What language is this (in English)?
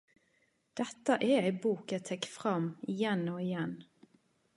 Norwegian Nynorsk